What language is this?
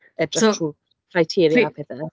Welsh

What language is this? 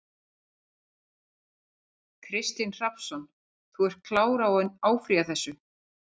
Icelandic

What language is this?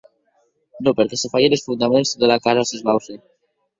Occitan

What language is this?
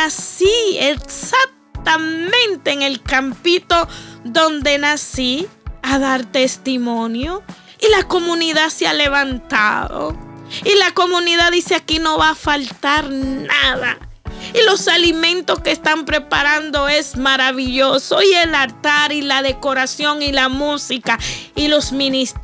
Spanish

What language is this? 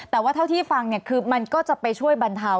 Thai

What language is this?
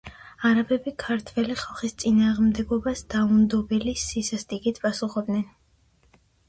Georgian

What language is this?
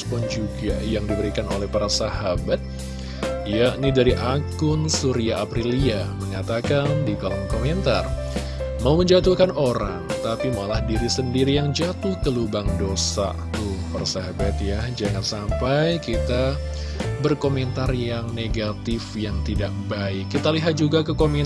Indonesian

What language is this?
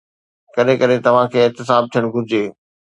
Sindhi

